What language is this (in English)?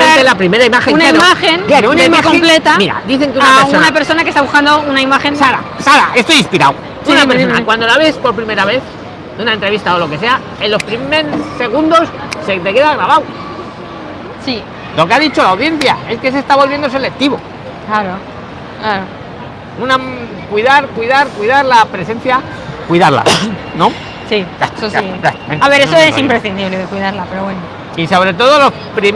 Spanish